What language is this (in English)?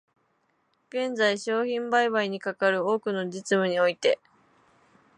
Japanese